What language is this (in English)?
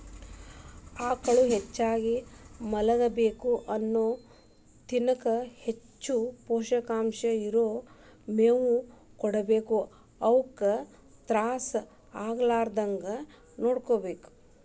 Kannada